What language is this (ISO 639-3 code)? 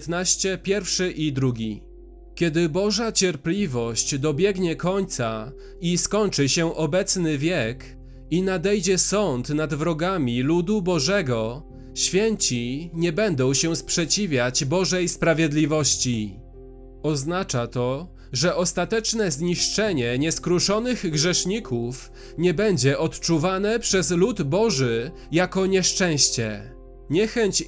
pol